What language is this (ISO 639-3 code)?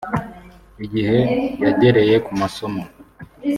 kin